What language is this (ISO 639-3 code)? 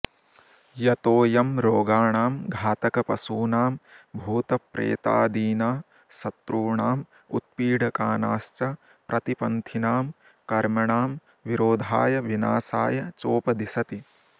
san